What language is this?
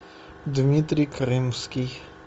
Russian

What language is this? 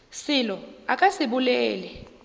Northern Sotho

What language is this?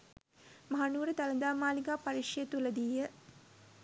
Sinhala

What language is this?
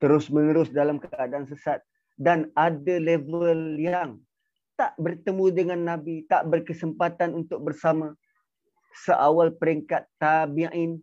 Malay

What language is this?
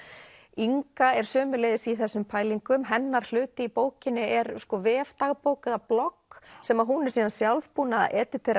Icelandic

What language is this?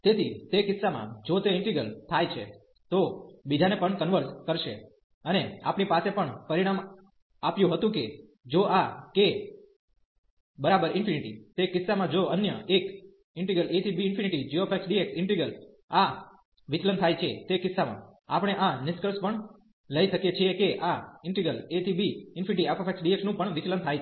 Gujarati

